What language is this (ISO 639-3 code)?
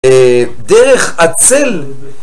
heb